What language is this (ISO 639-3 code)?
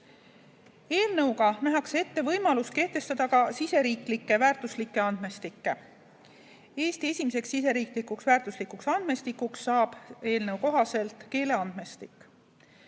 est